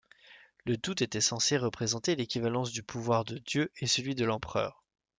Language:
French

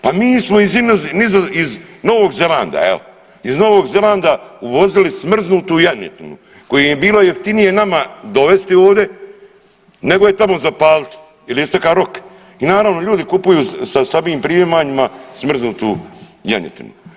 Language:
Croatian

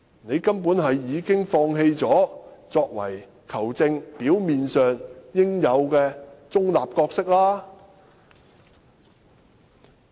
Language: Cantonese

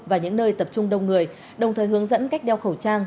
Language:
Vietnamese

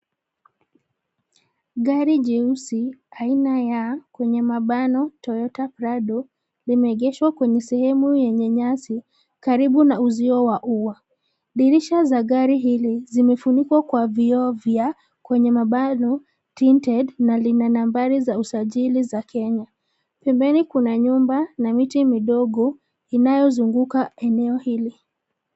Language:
Swahili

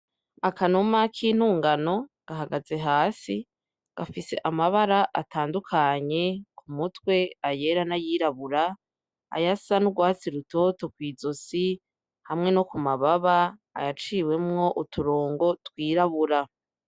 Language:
Rundi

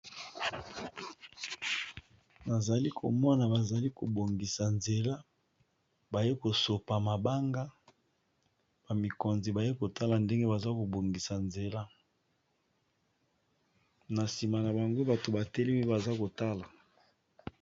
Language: Lingala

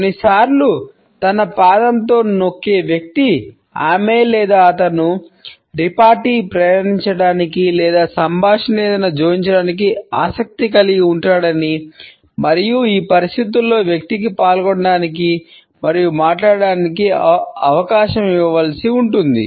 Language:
Telugu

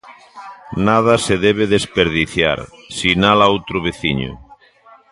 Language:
Galician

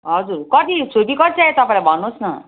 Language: Nepali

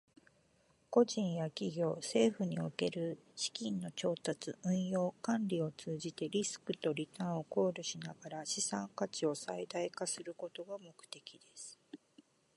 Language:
Japanese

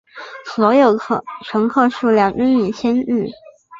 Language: Chinese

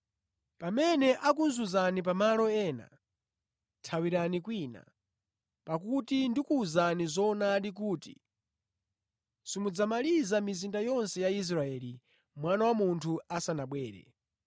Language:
Nyanja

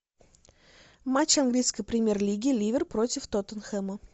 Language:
Russian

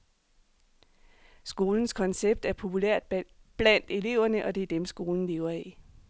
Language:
Danish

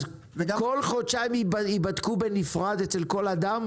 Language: Hebrew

